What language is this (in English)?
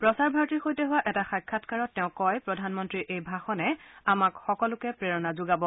Assamese